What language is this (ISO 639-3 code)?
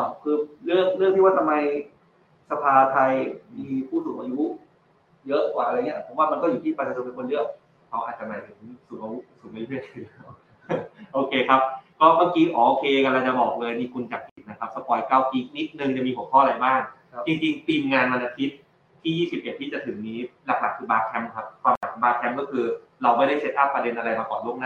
tha